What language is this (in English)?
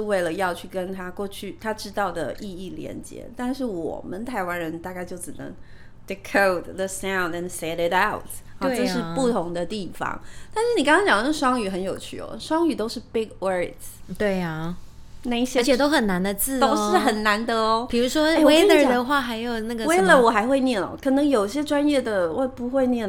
Chinese